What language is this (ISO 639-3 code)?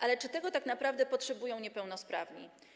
pol